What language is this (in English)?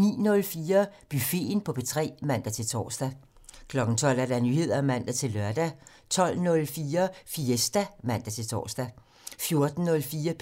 Danish